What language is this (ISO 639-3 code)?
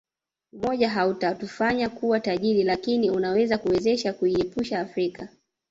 swa